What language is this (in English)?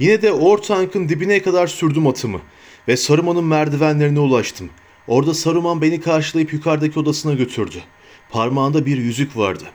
Turkish